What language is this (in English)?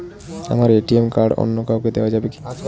Bangla